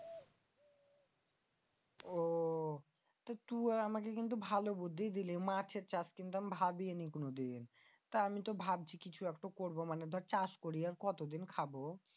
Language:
Bangla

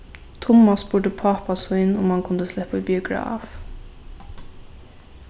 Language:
Faroese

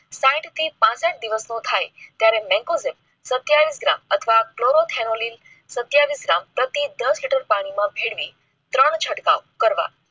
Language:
Gujarati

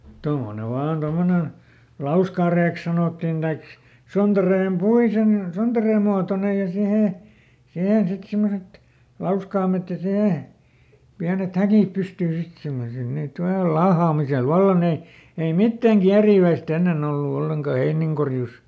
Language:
Finnish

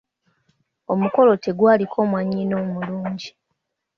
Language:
Ganda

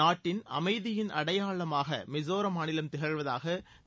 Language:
Tamil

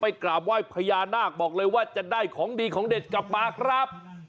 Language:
Thai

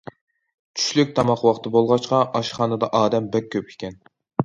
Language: Uyghur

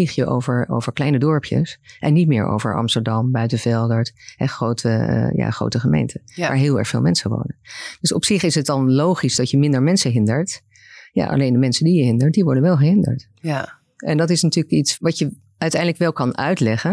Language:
Dutch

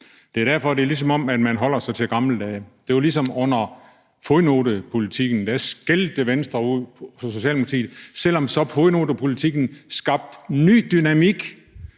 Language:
Danish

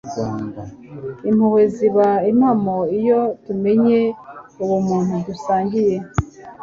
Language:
Kinyarwanda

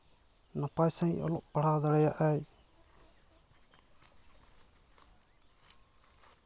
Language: Santali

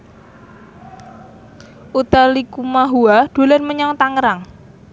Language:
Javanese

